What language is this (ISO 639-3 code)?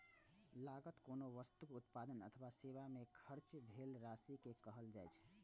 mai